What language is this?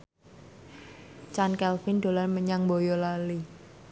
Javanese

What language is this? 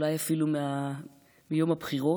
Hebrew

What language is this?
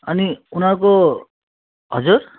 Nepali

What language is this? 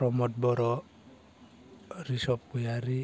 Bodo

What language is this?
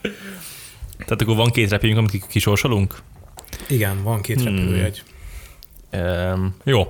Hungarian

